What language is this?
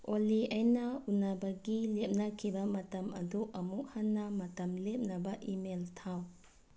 Manipuri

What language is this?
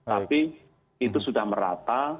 Indonesian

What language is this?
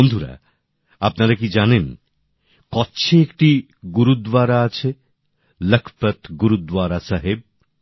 Bangla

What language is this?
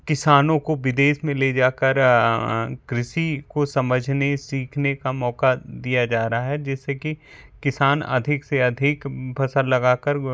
Hindi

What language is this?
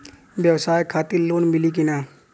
Bhojpuri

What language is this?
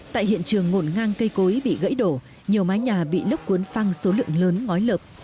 Vietnamese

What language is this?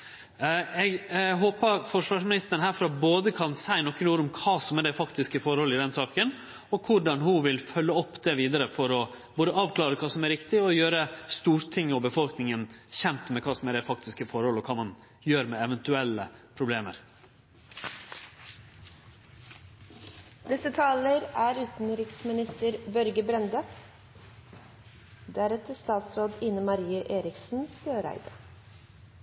Norwegian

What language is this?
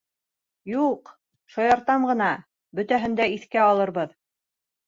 Bashkir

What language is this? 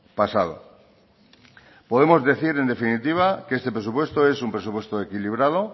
Spanish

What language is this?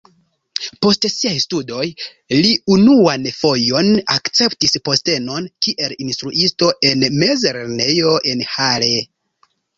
Esperanto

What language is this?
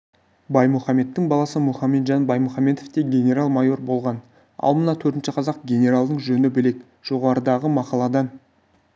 Kazakh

